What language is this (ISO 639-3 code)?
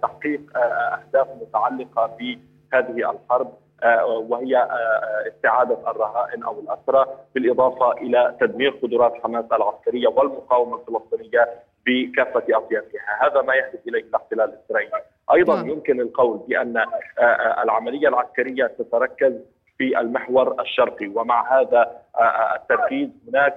ara